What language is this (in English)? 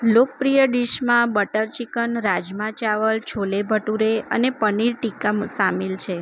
Gujarati